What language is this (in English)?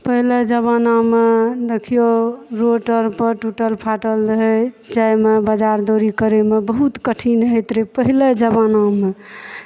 Maithili